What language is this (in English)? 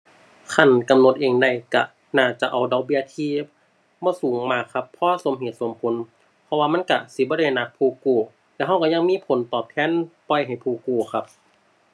Thai